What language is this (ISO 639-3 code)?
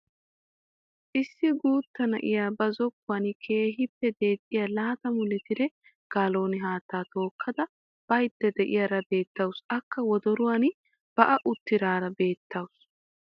wal